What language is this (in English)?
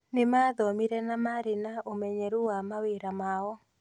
Kikuyu